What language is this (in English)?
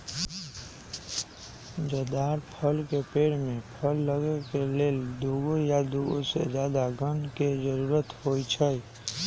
Magahi